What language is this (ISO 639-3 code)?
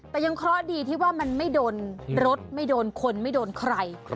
tha